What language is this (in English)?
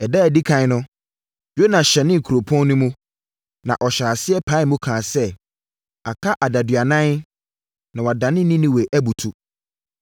Akan